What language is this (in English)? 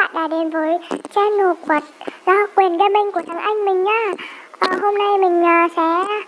Vietnamese